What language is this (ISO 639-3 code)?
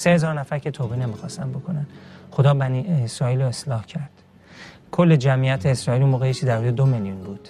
fas